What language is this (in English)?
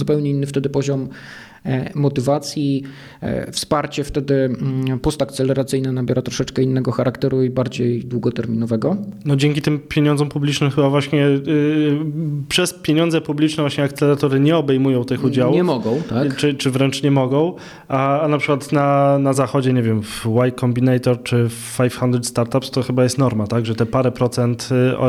Polish